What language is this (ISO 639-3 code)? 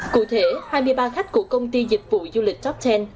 vie